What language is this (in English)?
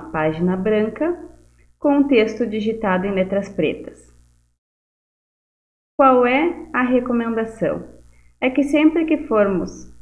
Portuguese